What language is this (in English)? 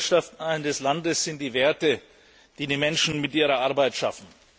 German